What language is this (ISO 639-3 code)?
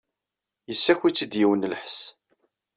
kab